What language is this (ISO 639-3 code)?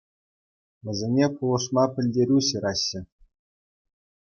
chv